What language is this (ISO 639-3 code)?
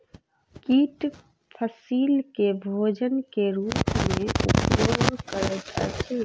mai